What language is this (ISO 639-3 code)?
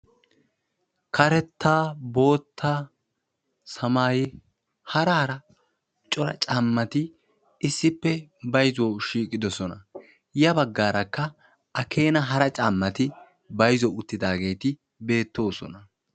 wal